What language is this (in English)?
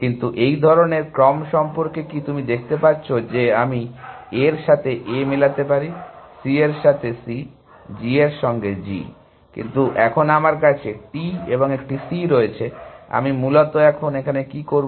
Bangla